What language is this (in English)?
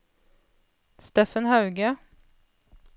Norwegian